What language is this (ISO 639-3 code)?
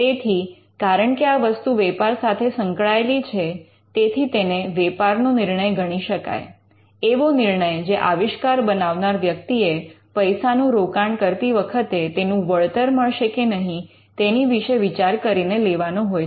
guj